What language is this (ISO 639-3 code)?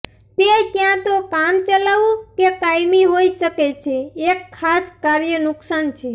guj